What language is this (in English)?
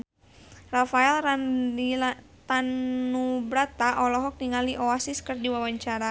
Sundanese